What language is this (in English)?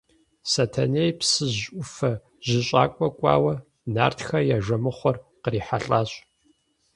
Kabardian